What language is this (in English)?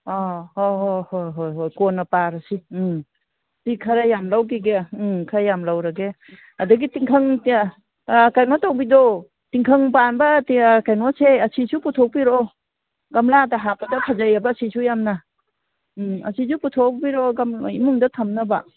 Manipuri